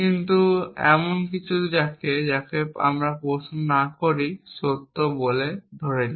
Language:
Bangla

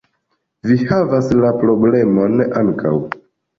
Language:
Esperanto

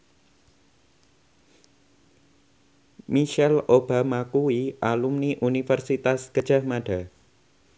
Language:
Javanese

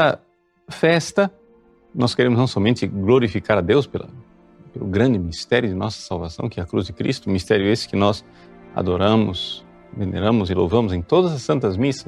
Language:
Portuguese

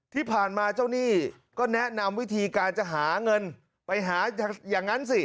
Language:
Thai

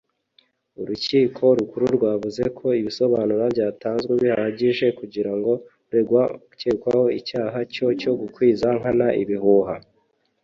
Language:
Kinyarwanda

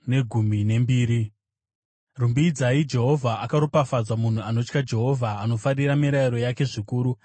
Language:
Shona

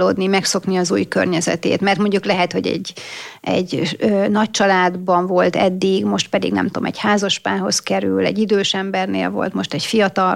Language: Hungarian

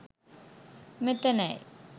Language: Sinhala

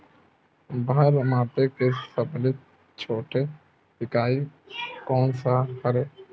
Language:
Chhattisgarhi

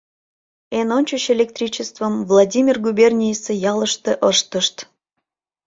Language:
Mari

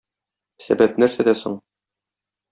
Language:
Tatar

